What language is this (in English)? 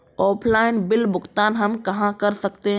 Hindi